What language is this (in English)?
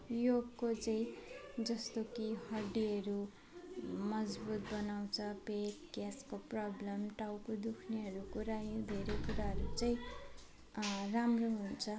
Nepali